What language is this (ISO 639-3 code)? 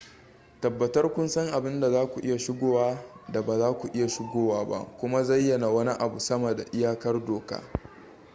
hau